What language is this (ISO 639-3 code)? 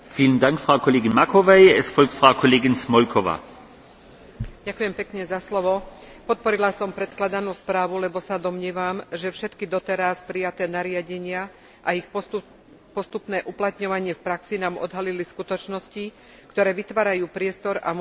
slk